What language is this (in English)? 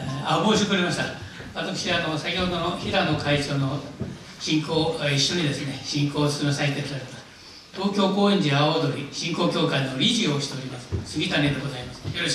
Japanese